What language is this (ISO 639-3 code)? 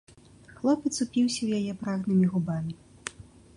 bel